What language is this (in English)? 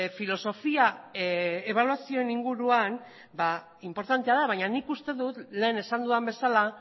Basque